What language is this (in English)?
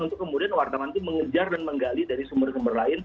Indonesian